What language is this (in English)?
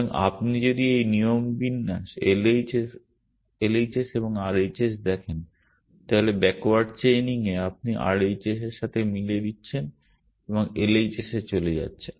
Bangla